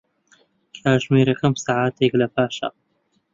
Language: Central Kurdish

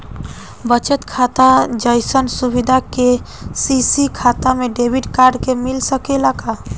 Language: Bhojpuri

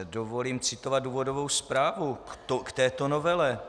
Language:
Czech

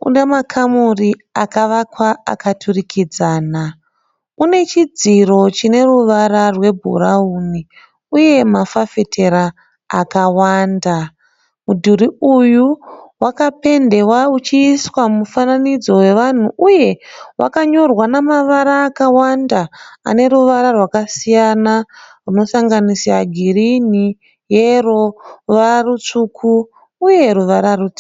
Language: Shona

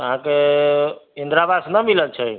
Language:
Maithili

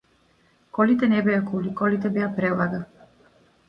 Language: Macedonian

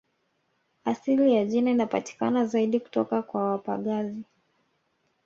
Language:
Swahili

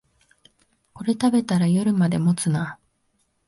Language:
Japanese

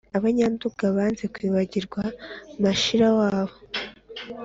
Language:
Kinyarwanda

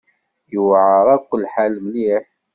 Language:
Kabyle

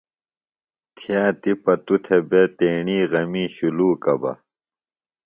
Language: Phalura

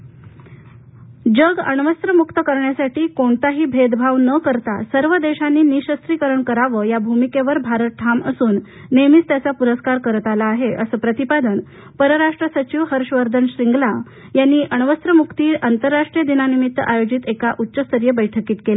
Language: Marathi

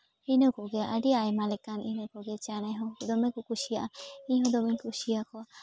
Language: Santali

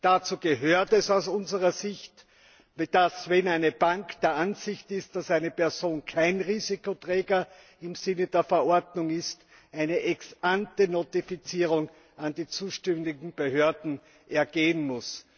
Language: German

